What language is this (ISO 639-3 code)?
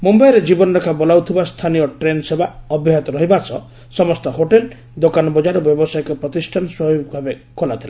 ori